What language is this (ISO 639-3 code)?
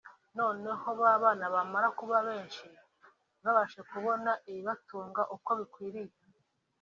kin